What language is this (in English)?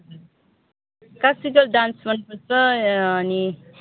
Nepali